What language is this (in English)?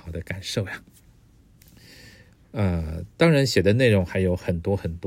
Chinese